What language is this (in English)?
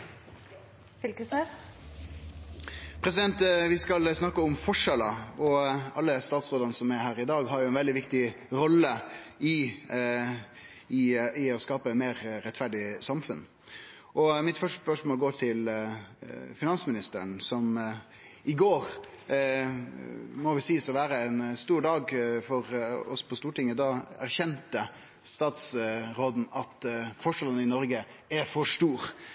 Norwegian Nynorsk